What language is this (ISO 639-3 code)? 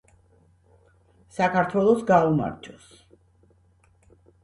kat